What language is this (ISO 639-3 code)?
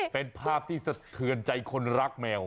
tha